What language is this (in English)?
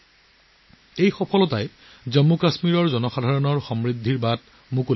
Assamese